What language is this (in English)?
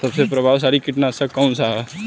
Bhojpuri